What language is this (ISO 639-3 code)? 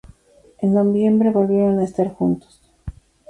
spa